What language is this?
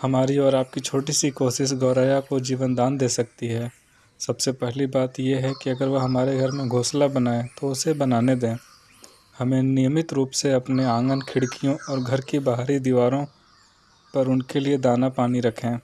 Hindi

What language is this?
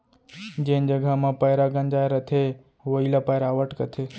Chhattisgarhi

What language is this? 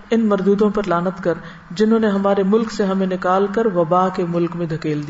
Urdu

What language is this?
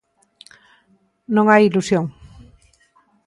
Galician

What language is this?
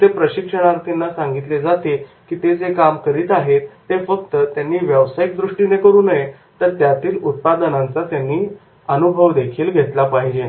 Marathi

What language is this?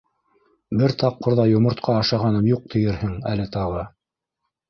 Bashkir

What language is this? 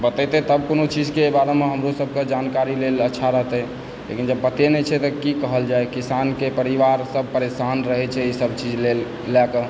Maithili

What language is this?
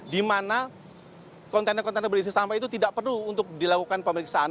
Indonesian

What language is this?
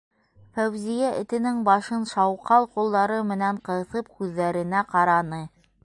Bashkir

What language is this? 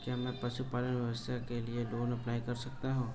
Hindi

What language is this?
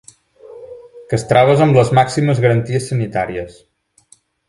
Catalan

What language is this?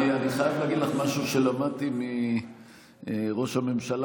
Hebrew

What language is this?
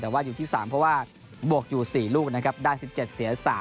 Thai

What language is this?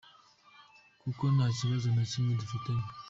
Kinyarwanda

